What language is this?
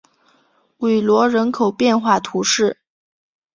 Chinese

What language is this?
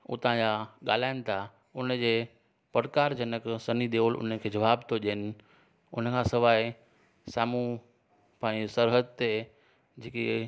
Sindhi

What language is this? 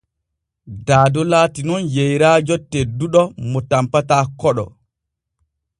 Borgu Fulfulde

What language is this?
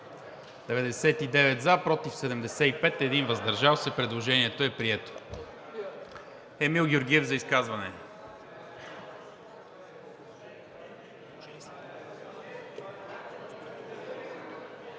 Bulgarian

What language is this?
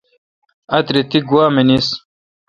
Kalkoti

